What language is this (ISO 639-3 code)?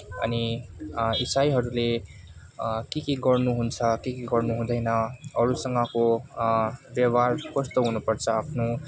nep